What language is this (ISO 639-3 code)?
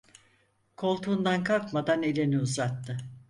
tur